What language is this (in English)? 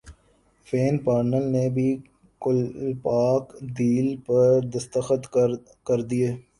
Urdu